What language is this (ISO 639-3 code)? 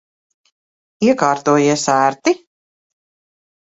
lav